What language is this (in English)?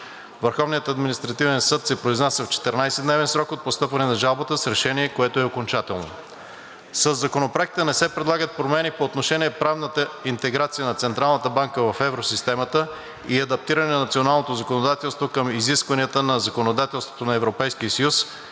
Bulgarian